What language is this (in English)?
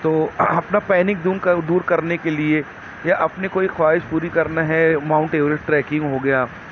Urdu